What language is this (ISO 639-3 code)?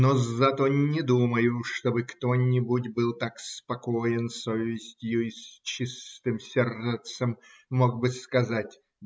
rus